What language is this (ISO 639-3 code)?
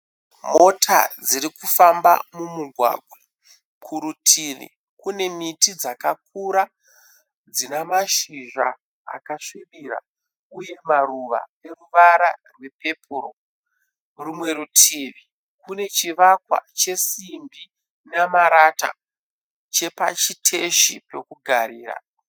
sna